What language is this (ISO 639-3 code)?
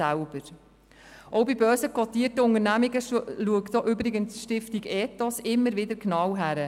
gsw